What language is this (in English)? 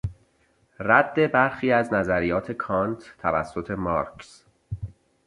Persian